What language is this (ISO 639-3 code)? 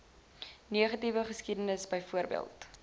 afr